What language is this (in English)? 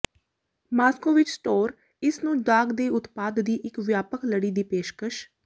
Punjabi